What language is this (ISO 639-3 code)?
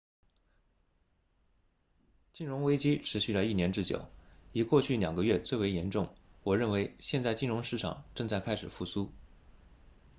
zho